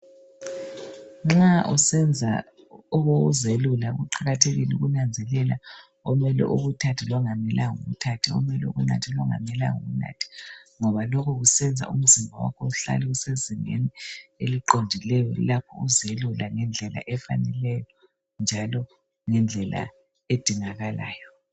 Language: North Ndebele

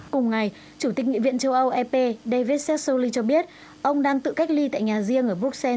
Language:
Vietnamese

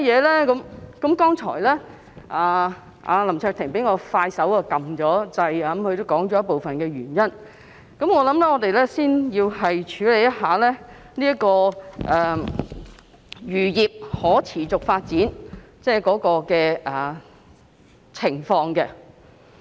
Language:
Cantonese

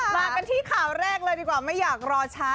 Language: Thai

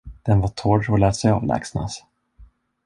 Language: Swedish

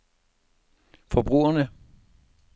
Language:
Danish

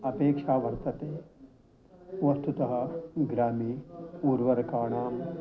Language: Sanskrit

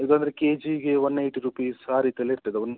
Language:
Kannada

